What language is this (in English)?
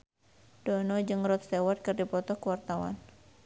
Sundanese